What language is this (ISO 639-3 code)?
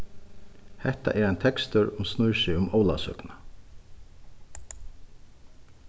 fao